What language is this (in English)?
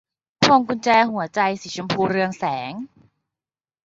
Thai